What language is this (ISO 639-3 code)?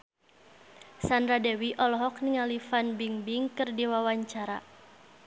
sun